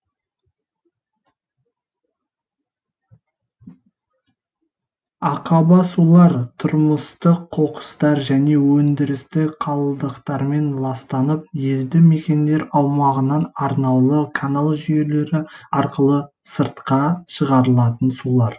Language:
Kazakh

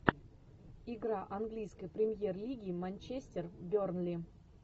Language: Russian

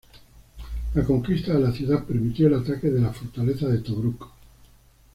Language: Spanish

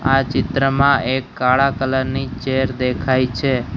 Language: Gujarati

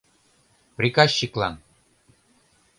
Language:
Mari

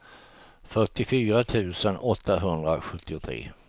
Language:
Swedish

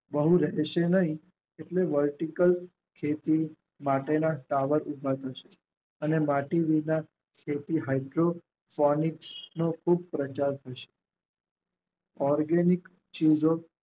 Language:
Gujarati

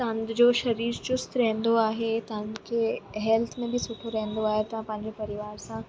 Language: Sindhi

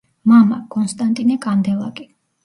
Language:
Georgian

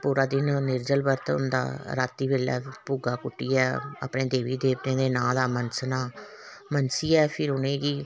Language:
Dogri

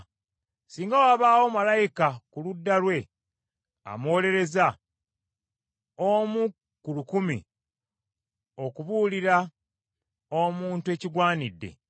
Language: Ganda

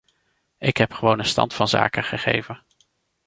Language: Dutch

